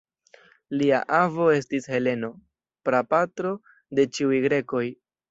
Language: Esperanto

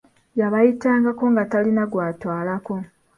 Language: Ganda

